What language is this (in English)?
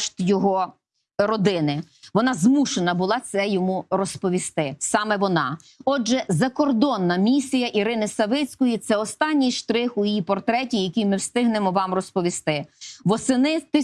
Ukrainian